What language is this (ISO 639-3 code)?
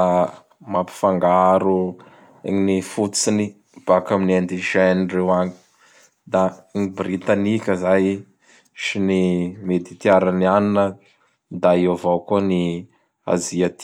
bhr